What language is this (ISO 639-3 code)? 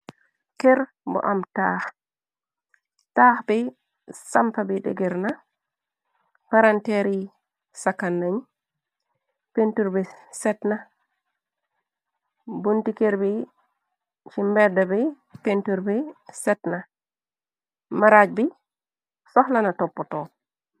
wol